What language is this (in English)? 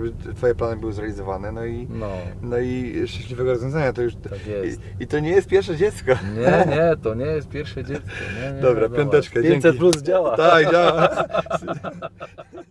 Polish